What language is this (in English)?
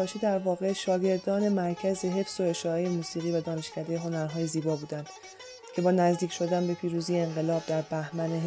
Persian